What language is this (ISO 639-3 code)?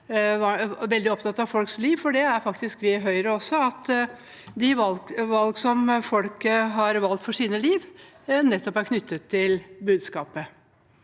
nor